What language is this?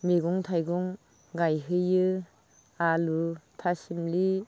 Bodo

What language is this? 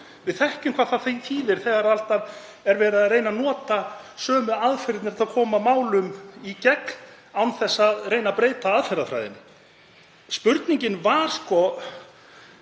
Icelandic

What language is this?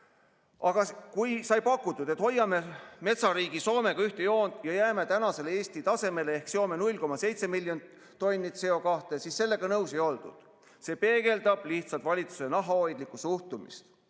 Estonian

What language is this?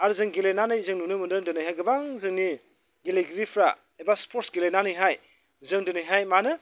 Bodo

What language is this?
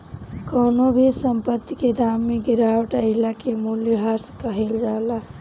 Bhojpuri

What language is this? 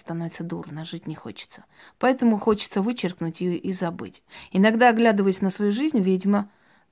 Russian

